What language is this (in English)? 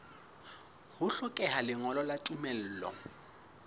Southern Sotho